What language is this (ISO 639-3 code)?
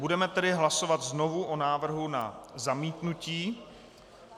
ces